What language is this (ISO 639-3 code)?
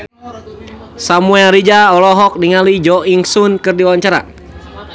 sun